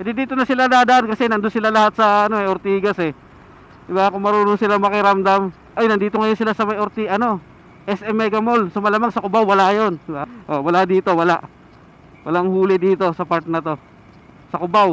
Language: Filipino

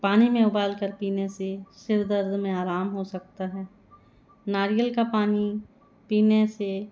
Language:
Hindi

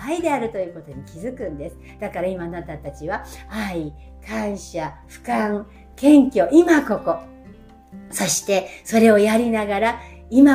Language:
Japanese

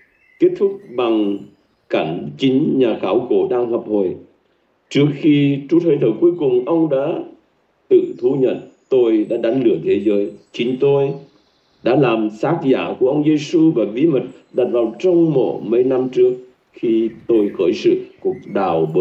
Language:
Vietnamese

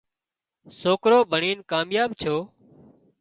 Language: Wadiyara Koli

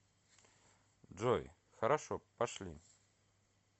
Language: Russian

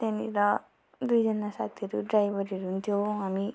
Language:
Nepali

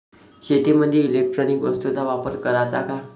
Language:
Marathi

